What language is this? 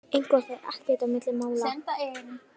Icelandic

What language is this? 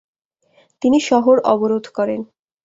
Bangla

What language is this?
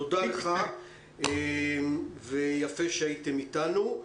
Hebrew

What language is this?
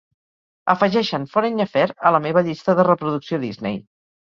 Catalan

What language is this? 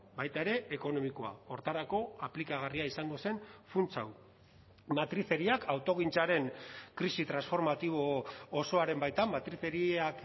Basque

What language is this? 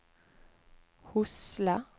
Norwegian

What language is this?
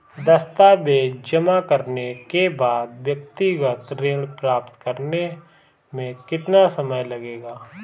Hindi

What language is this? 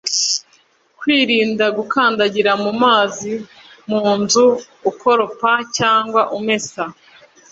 Kinyarwanda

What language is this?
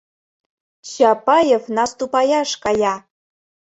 Mari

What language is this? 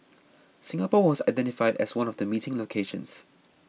English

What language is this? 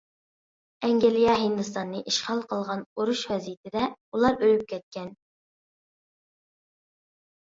Uyghur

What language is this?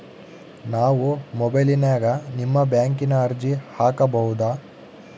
Kannada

